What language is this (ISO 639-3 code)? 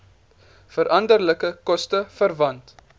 afr